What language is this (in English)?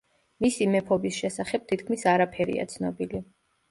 Georgian